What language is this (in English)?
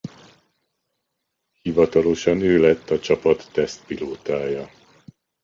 Hungarian